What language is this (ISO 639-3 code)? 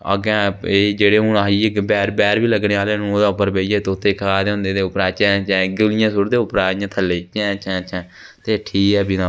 doi